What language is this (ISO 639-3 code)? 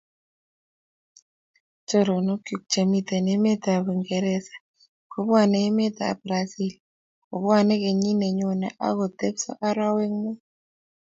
kln